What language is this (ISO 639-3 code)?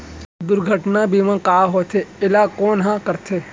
hne